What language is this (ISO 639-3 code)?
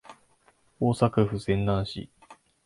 jpn